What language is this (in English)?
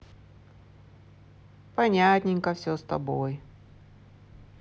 Russian